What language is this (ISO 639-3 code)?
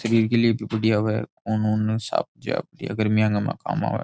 raj